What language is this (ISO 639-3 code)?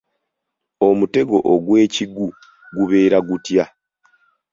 lug